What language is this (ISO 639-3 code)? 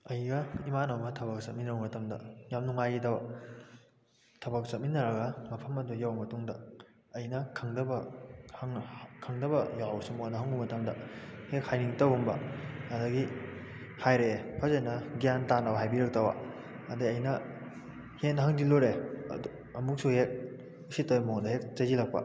mni